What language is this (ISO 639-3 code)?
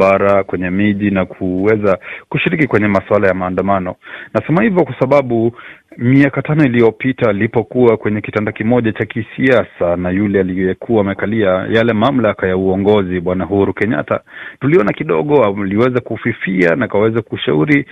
swa